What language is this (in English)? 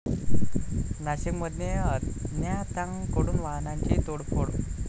Marathi